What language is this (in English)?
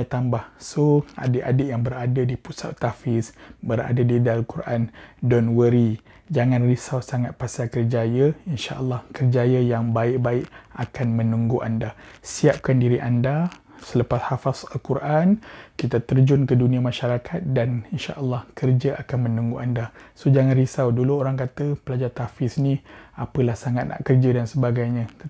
Malay